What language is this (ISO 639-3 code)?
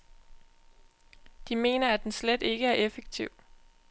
dan